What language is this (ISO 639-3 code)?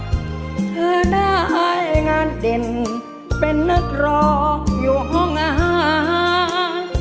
tha